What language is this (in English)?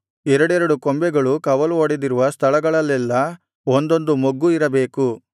Kannada